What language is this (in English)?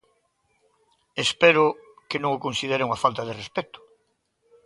Galician